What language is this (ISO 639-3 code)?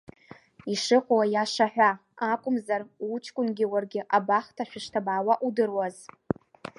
abk